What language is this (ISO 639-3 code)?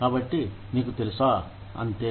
tel